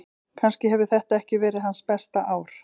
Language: Icelandic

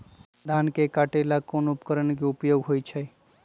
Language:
Magahi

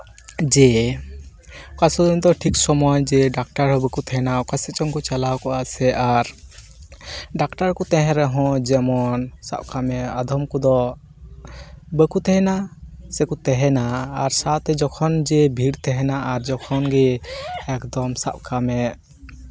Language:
Santali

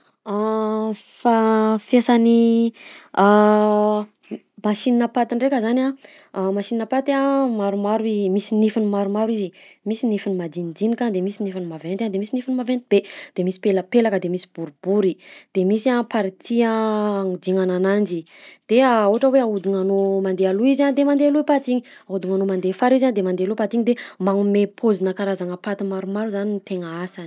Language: Southern Betsimisaraka Malagasy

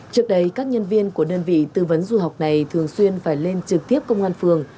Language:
Vietnamese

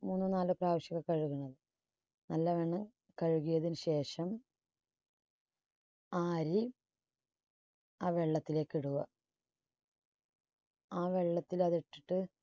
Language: Malayalam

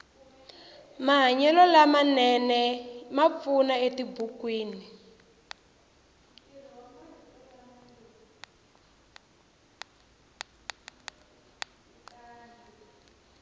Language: Tsonga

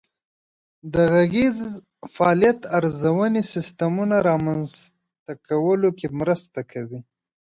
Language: Pashto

